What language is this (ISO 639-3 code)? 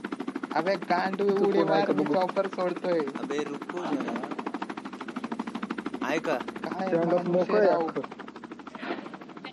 mar